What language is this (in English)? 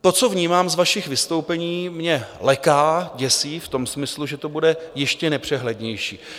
Czech